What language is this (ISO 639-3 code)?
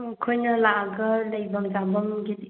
mni